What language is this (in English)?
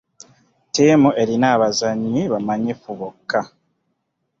Ganda